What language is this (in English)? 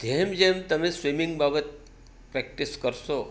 Gujarati